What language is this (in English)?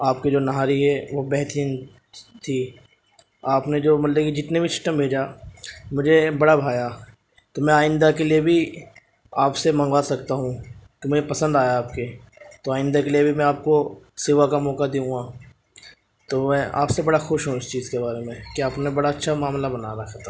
Urdu